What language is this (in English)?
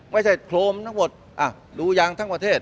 Thai